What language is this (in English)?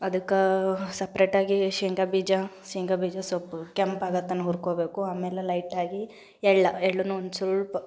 Kannada